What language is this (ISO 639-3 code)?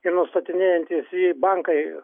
lit